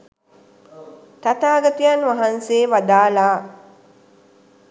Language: Sinhala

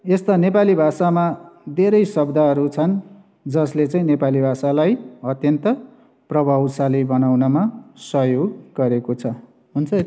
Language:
Nepali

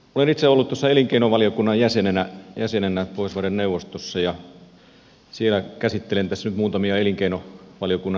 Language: Finnish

